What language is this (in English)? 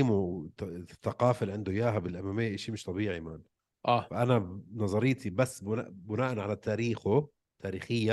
Arabic